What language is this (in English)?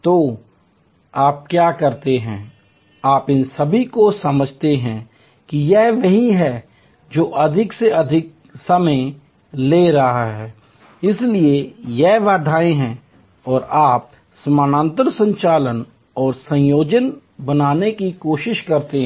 Hindi